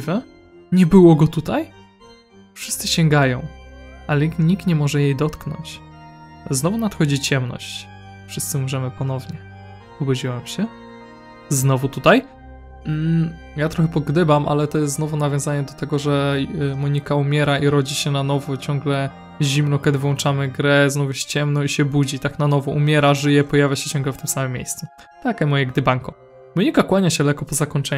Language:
Polish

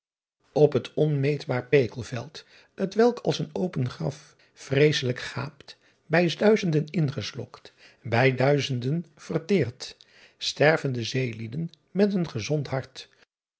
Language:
Dutch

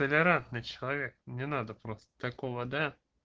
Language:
Russian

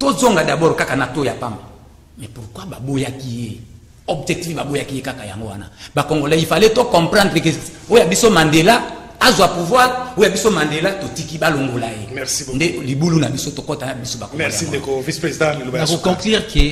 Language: French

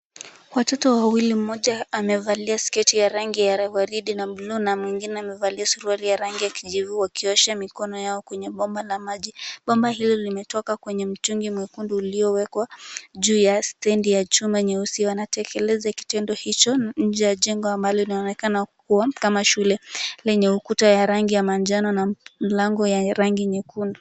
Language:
Swahili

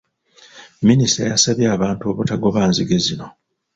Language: Ganda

